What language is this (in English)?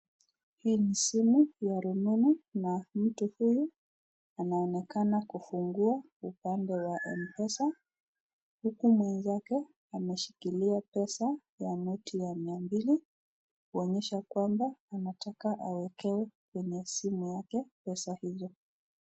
Swahili